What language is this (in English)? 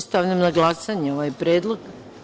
Serbian